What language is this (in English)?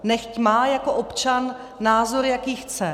Czech